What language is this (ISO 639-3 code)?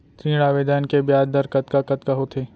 hne